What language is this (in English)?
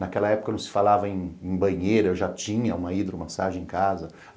Portuguese